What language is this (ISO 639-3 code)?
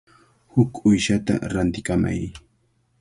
qvl